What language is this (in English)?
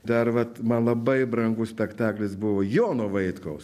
Lithuanian